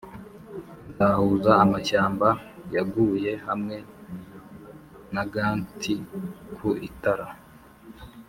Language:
Kinyarwanda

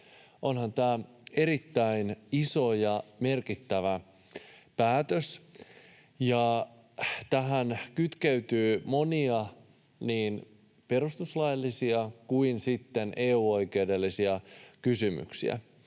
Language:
Finnish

